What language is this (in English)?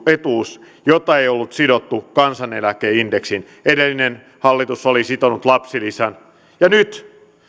Finnish